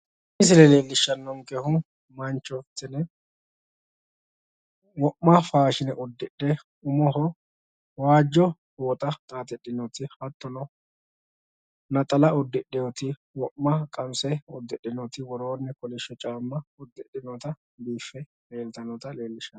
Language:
Sidamo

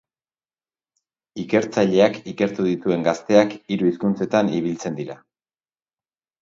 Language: Basque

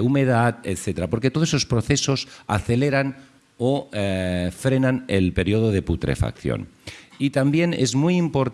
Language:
Spanish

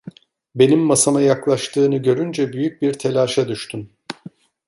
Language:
Turkish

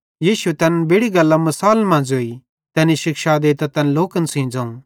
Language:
Bhadrawahi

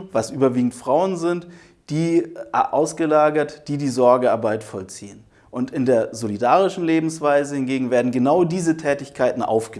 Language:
German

